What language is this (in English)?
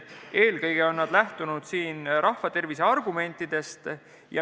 Estonian